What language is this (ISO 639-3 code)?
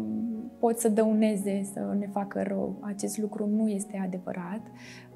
ron